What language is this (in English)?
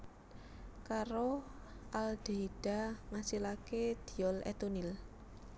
Javanese